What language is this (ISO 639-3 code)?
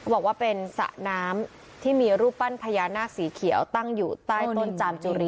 tha